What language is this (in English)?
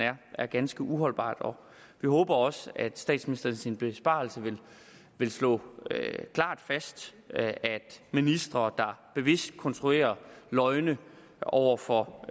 Danish